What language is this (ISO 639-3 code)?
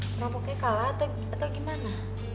ind